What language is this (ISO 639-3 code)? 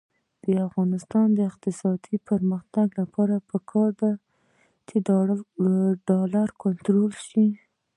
pus